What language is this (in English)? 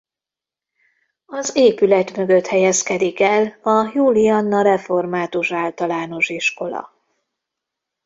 Hungarian